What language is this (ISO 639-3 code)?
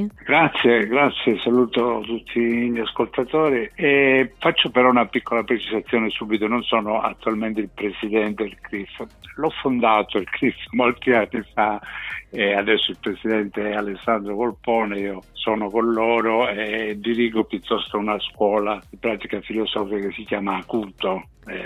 ita